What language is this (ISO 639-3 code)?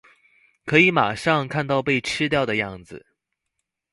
zho